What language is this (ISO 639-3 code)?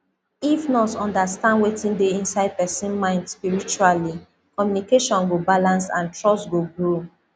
pcm